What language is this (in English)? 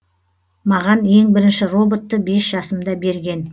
Kazakh